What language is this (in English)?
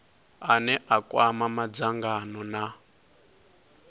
Venda